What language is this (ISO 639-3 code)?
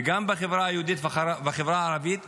heb